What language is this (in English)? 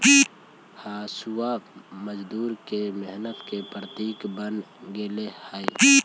Magahi